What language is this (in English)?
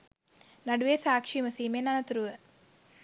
Sinhala